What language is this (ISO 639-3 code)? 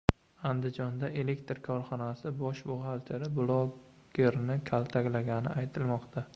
uzb